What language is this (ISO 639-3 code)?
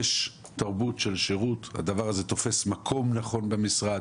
heb